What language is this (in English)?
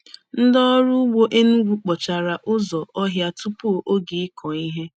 Igbo